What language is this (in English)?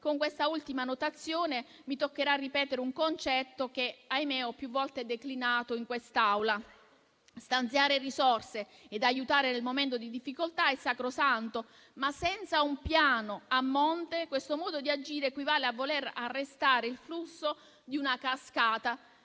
Italian